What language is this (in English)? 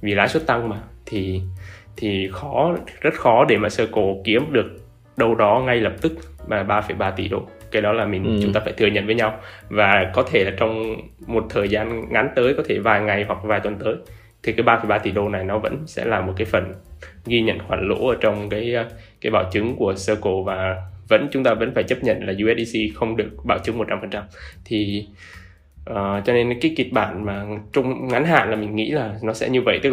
Vietnamese